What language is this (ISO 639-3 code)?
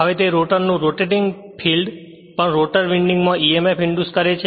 guj